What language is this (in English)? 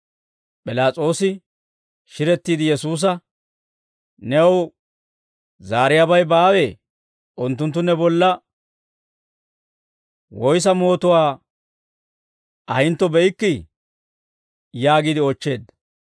Dawro